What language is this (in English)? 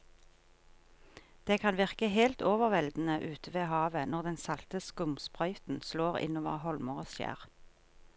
Norwegian